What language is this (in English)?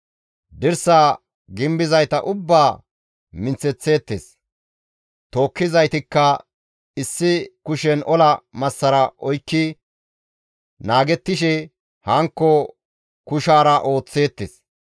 Gamo